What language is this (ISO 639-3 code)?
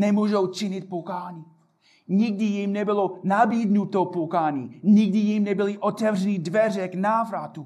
ces